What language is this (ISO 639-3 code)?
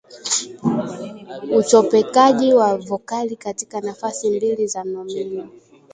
swa